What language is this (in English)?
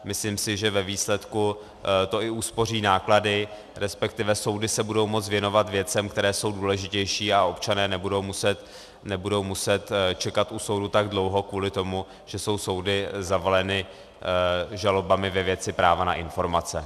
Czech